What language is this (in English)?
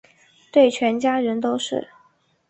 Chinese